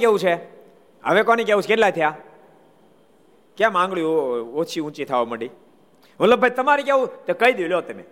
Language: Gujarati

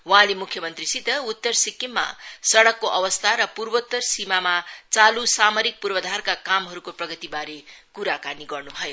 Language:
Nepali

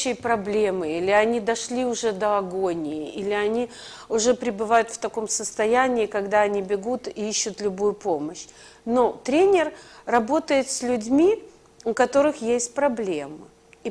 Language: Russian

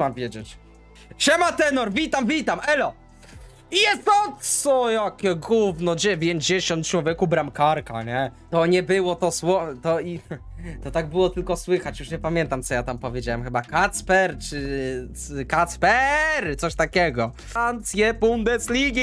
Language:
Polish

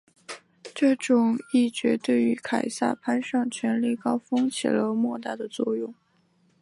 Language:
Chinese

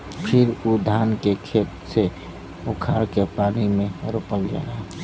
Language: Bhojpuri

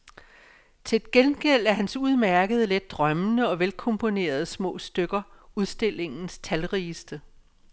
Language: Danish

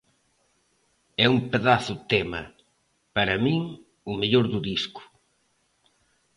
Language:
Galician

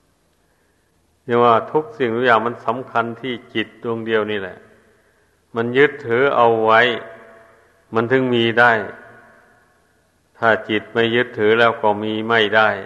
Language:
Thai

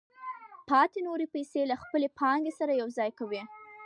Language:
Pashto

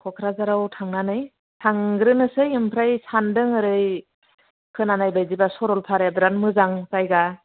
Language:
Bodo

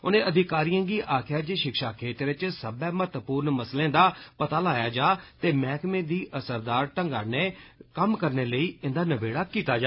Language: Dogri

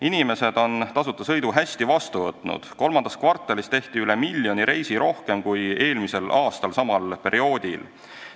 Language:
Estonian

